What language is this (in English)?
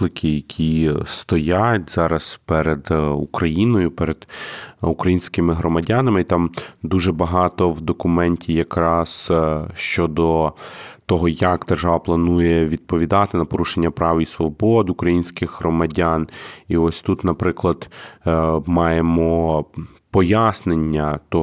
Ukrainian